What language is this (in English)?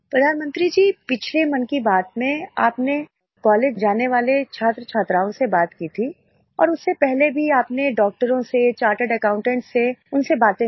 Hindi